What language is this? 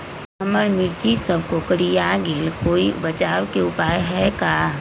Magahi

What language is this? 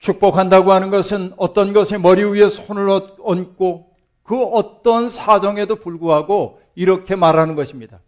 Korean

